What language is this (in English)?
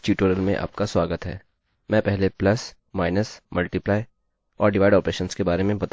Hindi